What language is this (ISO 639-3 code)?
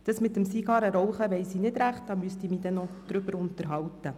gsw